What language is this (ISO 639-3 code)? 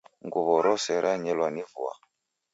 dav